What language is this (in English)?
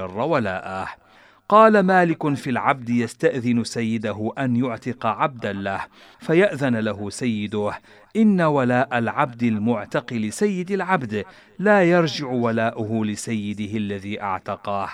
Arabic